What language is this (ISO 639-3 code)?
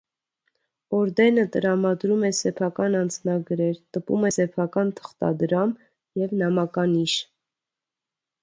hye